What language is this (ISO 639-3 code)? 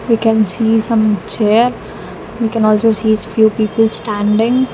eng